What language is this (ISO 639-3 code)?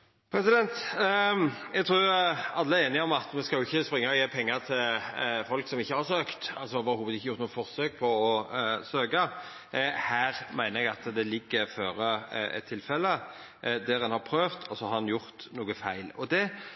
nno